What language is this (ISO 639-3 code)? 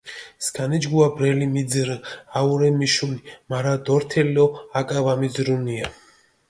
xmf